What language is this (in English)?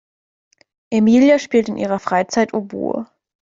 German